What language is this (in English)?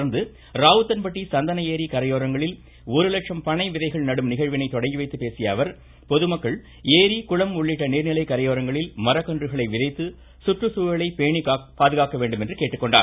Tamil